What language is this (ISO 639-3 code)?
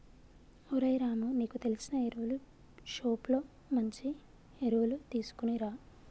tel